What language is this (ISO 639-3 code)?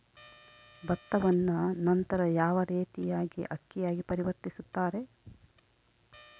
kan